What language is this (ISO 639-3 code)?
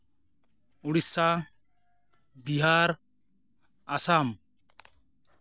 sat